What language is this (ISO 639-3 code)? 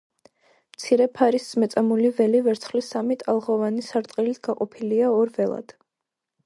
kat